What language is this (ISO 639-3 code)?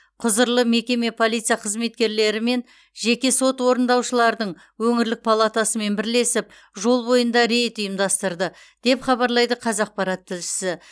kaz